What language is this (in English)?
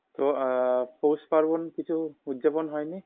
Bangla